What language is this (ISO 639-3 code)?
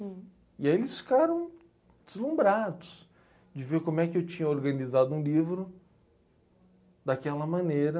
por